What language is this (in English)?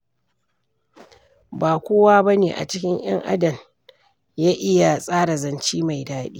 Hausa